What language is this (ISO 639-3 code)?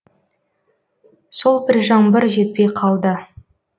kaz